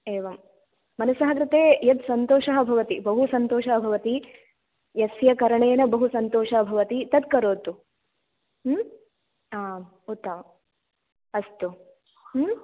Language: Sanskrit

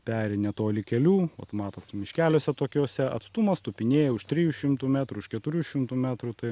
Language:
Lithuanian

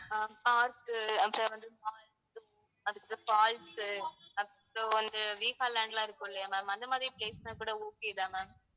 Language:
Tamil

